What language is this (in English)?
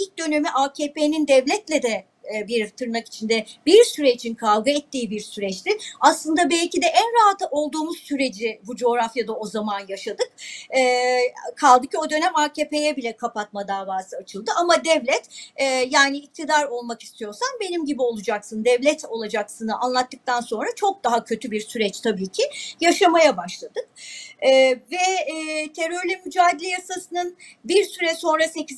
Turkish